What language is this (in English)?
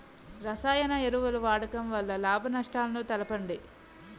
Telugu